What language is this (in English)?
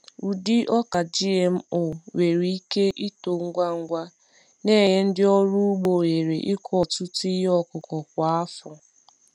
Igbo